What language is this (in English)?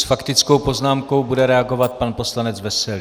Czech